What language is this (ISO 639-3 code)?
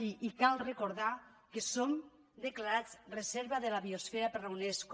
cat